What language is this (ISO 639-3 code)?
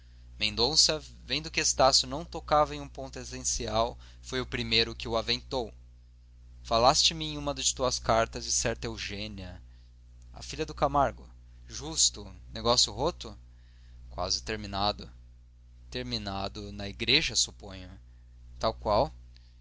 por